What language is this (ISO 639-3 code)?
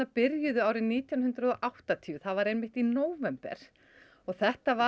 isl